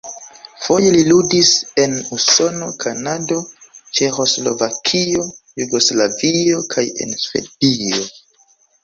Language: Esperanto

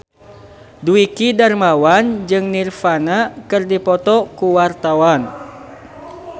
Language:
Sundanese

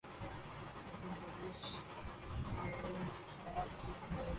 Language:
Urdu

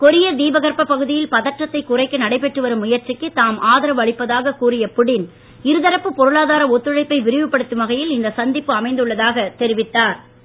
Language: Tamil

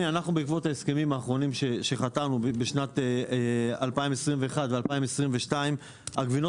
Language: Hebrew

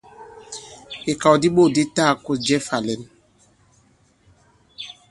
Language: Bankon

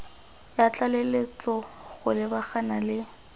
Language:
Tswana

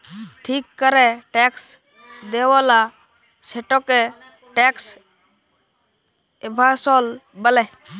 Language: Bangla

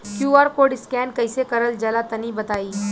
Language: Bhojpuri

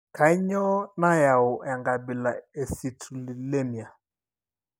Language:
Masai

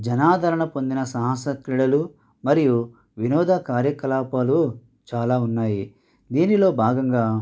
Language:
Telugu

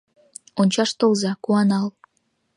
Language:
Mari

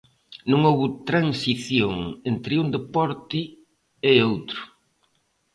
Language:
Galician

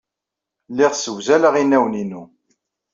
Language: Kabyle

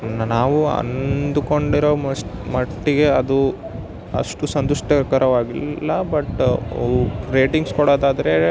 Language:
Kannada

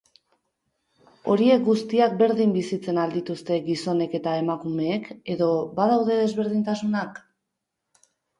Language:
Basque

